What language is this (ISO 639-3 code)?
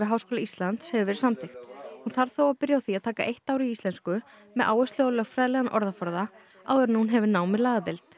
isl